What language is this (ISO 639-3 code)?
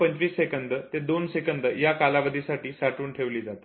mar